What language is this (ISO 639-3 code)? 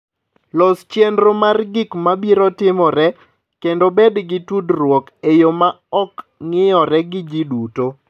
luo